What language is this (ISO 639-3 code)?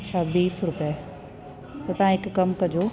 snd